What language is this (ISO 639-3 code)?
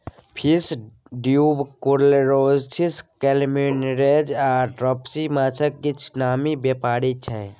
mai